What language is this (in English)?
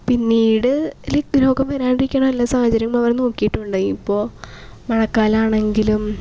Malayalam